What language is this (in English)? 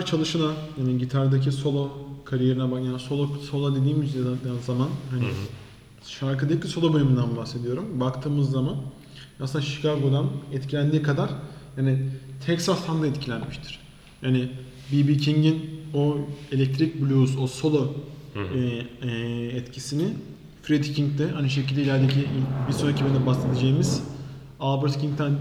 Turkish